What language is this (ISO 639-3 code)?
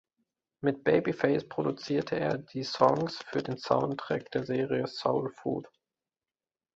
deu